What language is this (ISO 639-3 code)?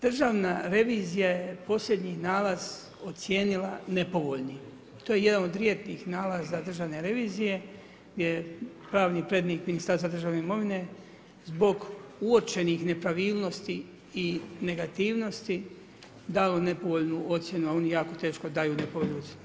hrv